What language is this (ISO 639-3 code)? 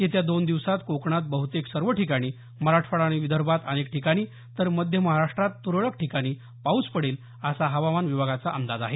mar